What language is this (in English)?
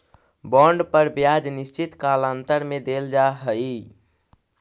Magahi